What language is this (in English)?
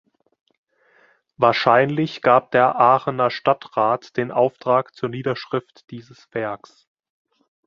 German